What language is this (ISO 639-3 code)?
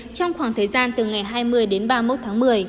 vie